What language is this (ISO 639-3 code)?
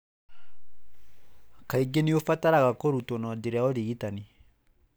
kik